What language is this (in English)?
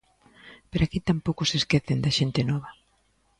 Galician